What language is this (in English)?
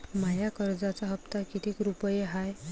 Marathi